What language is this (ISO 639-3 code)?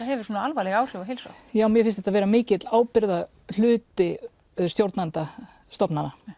isl